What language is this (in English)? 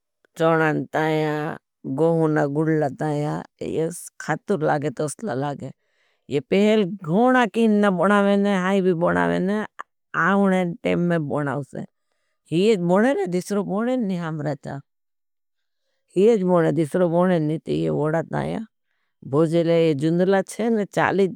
Bhili